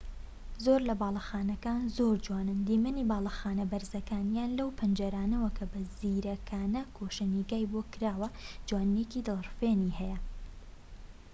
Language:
Central Kurdish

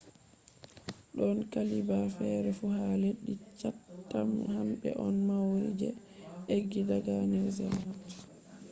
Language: Fula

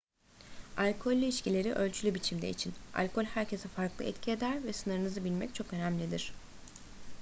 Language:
Turkish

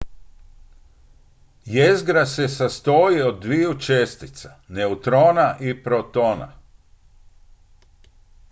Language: Croatian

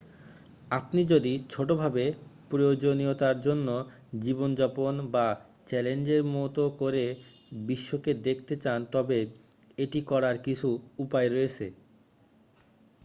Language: Bangla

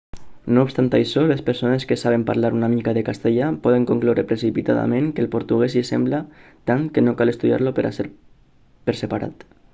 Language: Catalan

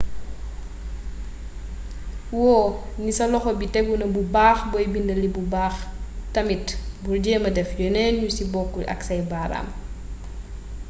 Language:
Wolof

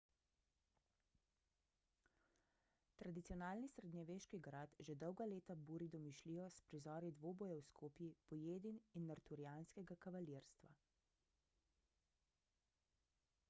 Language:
Slovenian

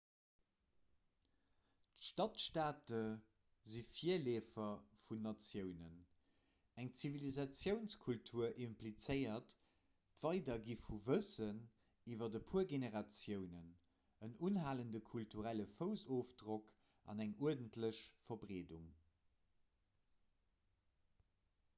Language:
Luxembourgish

